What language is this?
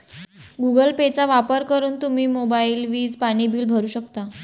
Marathi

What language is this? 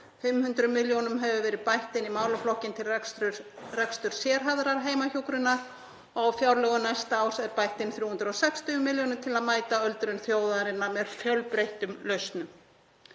Icelandic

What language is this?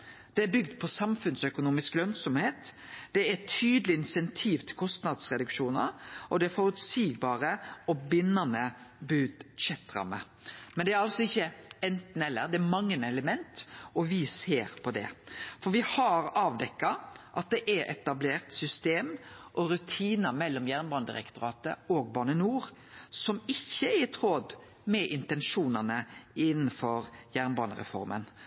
Norwegian Nynorsk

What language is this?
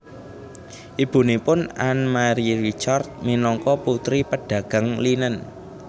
Javanese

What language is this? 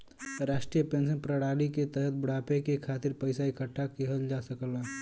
Bhojpuri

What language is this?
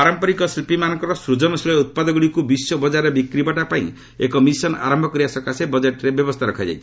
Odia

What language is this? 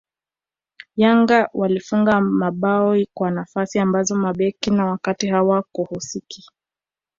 Swahili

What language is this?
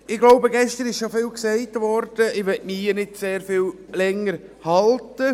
Swiss German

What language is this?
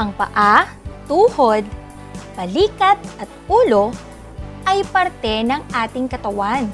Filipino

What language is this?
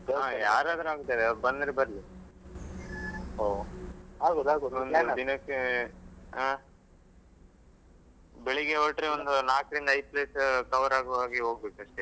Kannada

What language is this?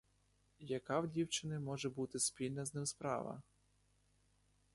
Ukrainian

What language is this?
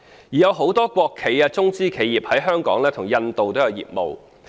Cantonese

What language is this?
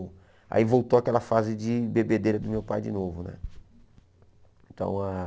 Portuguese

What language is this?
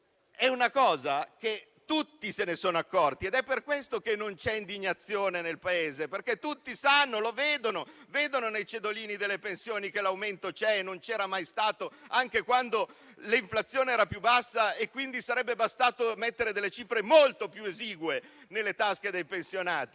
Italian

